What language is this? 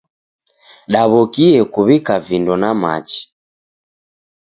Taita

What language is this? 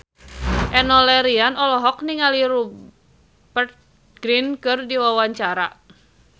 Sundanese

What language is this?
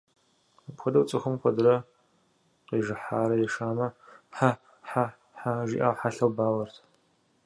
Kabardian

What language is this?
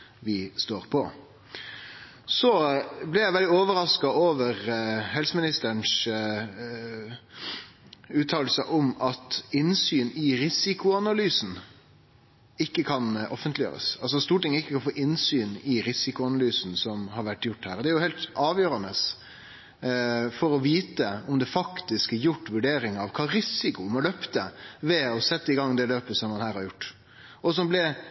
Norwegian Nynorsk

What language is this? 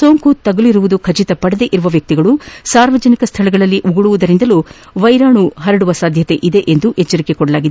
Kannada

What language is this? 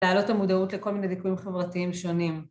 Hebrew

